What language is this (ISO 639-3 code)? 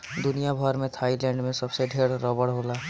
bho